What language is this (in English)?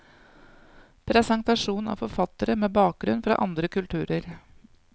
Norwegian